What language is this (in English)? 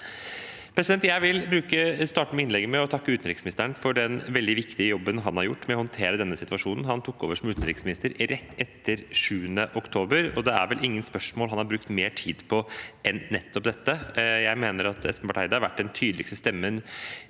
Norwegian